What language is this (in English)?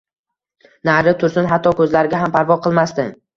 Uzbek